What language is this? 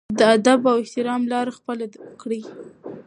Pashto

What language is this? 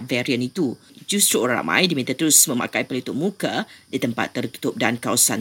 Malay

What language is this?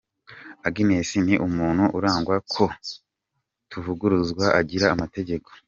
Kinyarwanda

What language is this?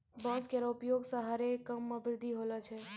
Maithili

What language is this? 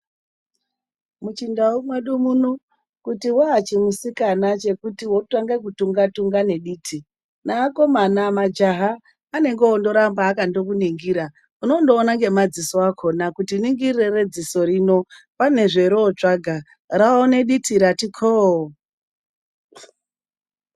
Ndau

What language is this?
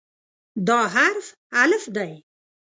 Pashto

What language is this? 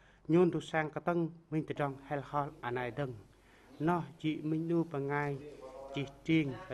Vietnamese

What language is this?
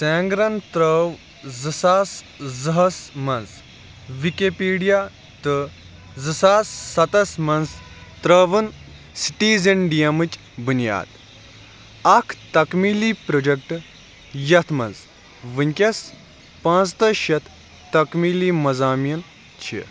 Kashmiri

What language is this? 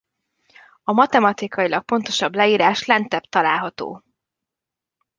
Hungarian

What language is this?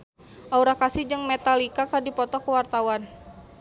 Sundanese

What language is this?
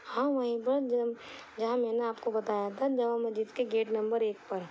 Urdu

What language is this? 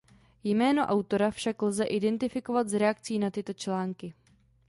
Czech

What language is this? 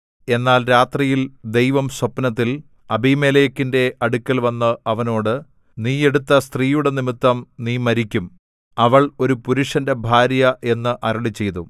Malayalam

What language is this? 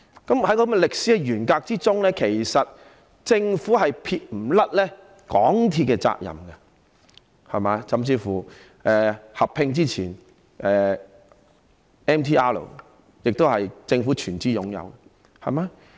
Cantonese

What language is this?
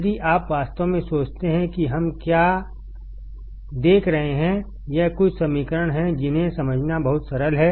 Hindi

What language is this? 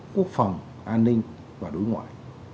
Vietnamese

